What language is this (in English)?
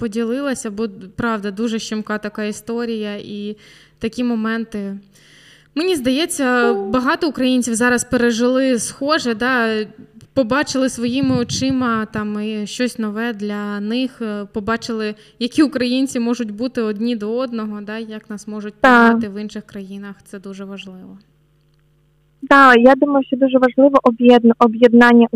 Ukrainian